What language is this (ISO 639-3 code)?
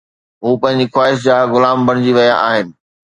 snd